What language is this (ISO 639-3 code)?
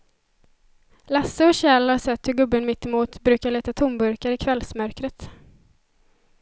swe